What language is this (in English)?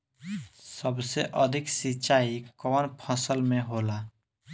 Bhojpuri